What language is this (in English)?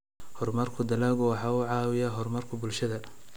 Somali